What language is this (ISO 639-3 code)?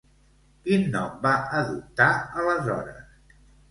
cat